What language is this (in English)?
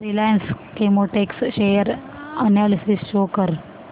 Marathi